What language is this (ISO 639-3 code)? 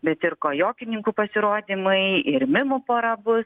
lit